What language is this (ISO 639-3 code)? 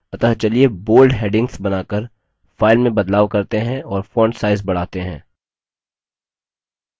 hin